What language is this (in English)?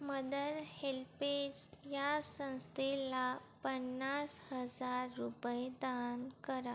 Marathi